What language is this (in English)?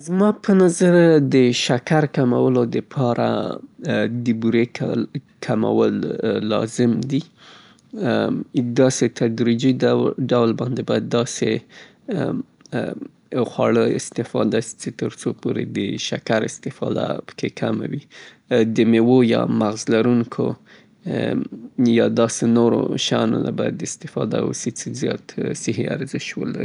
Southern Pashto